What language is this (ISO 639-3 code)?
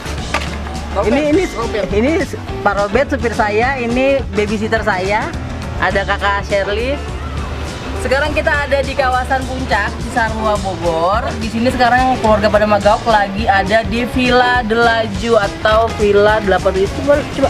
ind